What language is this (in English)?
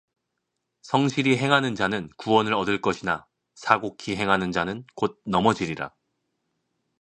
Korean